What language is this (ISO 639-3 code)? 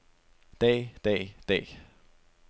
dan